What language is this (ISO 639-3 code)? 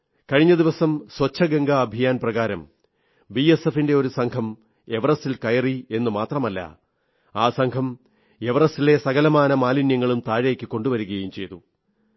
mal